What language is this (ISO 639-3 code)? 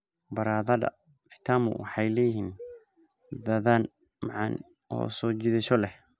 som